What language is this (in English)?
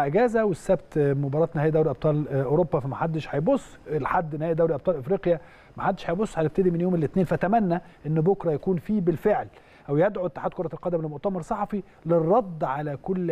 Arabic